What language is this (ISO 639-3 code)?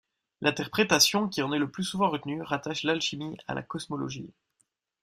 fra